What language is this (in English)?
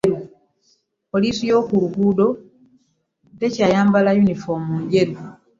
Ganda